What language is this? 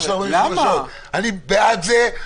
Hebrew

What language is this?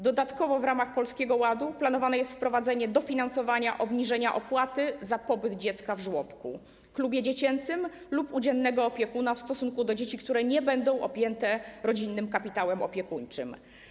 Polish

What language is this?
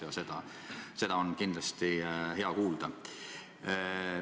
Estonian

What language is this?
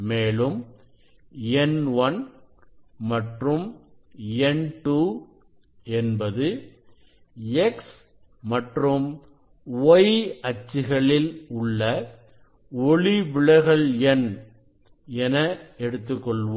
Tamil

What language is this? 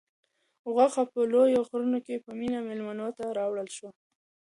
Pashto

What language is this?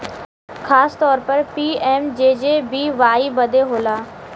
Bhojpuri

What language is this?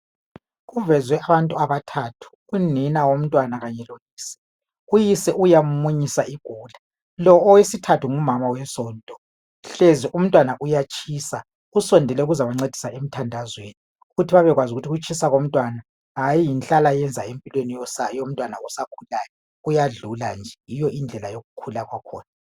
North Ndebele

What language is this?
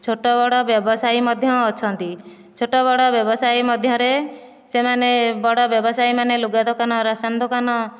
Odia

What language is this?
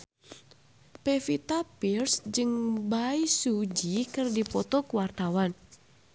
Sundanese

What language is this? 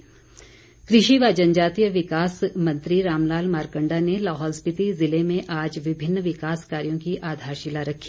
Hindi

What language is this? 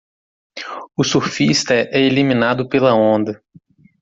Portuguese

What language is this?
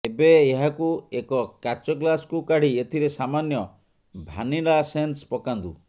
Odia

